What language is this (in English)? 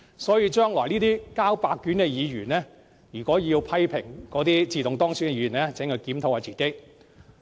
Cantonese